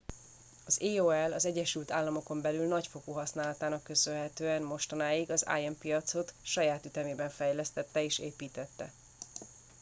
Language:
Hungarian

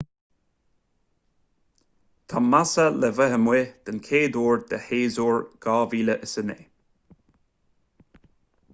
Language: Irish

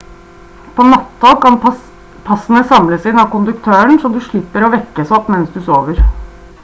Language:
Norwegian Bokmål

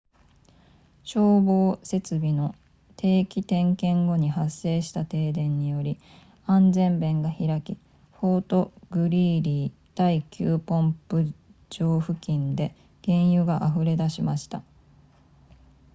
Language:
Japanese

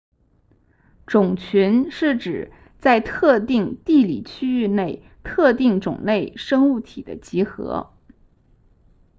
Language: Chinese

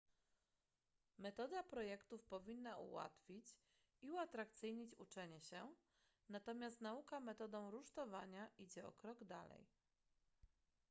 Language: Polish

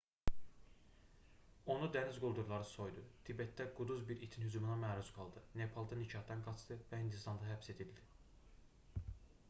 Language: Azerbaijani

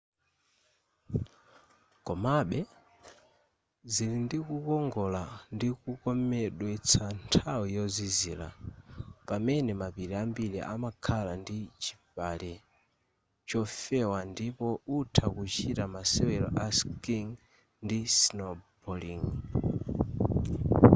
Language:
Nyanja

